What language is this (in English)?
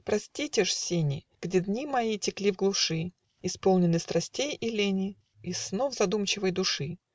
Russian